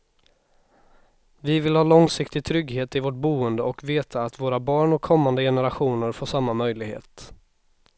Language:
Swedish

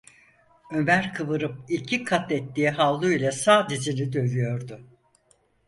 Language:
Turkish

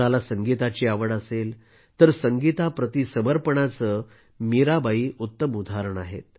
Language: Marathi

